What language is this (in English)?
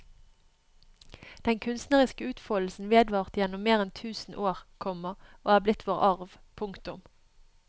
Norwegian